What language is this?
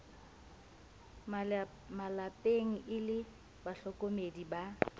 Southern Sotho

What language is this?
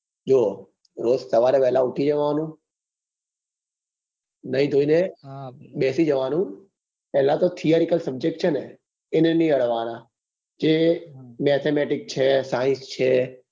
Gujarati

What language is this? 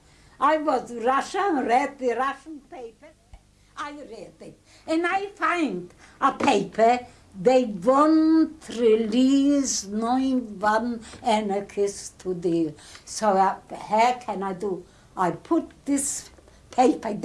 English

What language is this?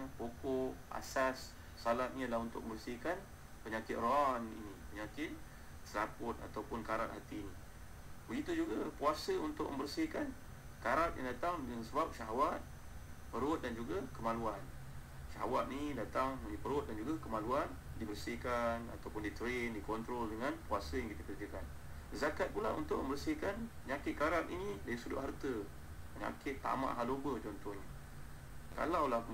Malay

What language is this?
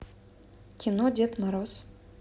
Russian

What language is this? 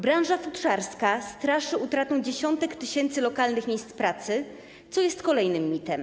Polish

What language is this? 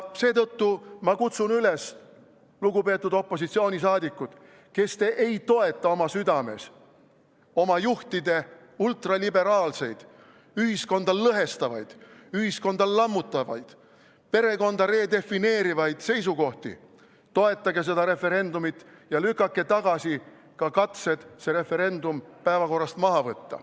Estonian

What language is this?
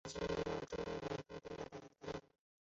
Chinese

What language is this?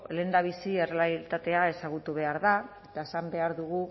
Basque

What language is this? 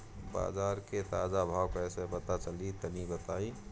Bhojpuri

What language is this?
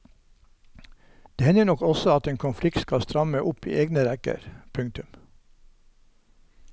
Norwegian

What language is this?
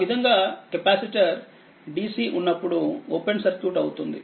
Telugu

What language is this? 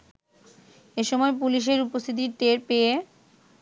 Bangla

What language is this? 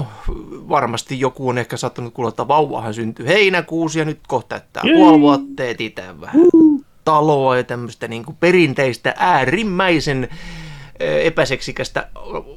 Finnish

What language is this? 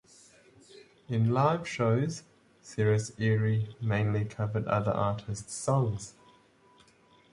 English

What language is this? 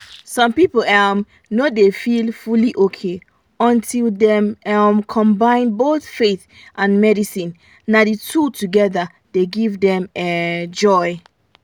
Nigerian Pidgin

